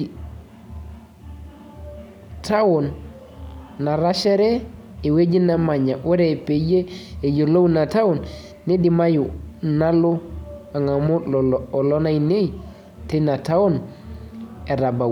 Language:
Masai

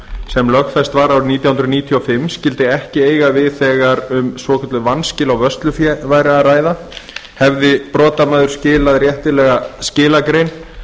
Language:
Icelandic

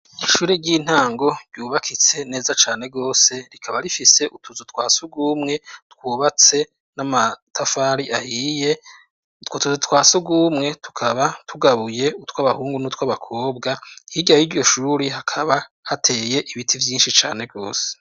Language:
Rundi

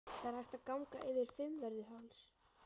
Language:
Icelandic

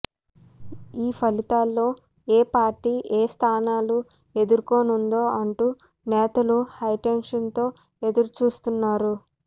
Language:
Telugu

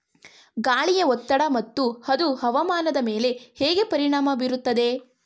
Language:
Kannada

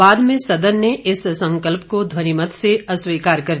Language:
Hindi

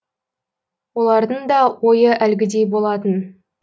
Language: Kazakh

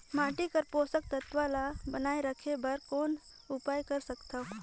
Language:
Chhattisgarhi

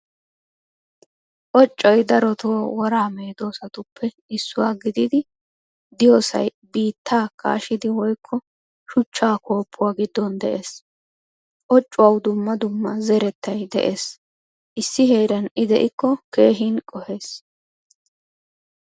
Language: Wolaytta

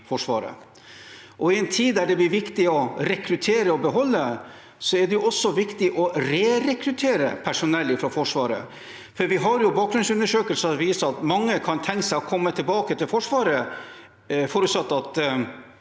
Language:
Norwegian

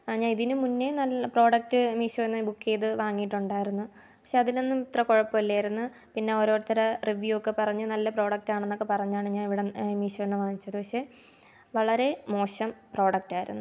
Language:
Malayalam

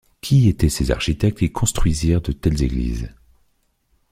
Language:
French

